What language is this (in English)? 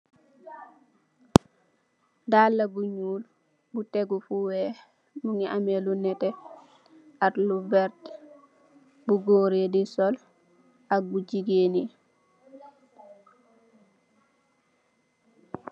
Wolof